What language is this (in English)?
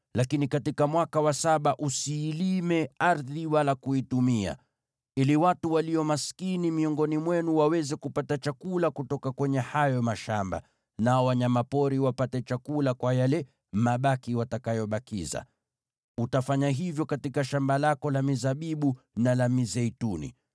Swahili